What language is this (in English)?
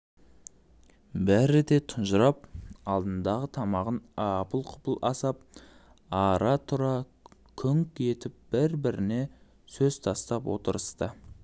Kazakh